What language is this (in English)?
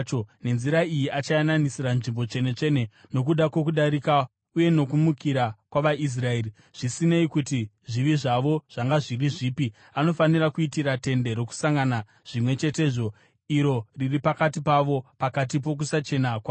Shona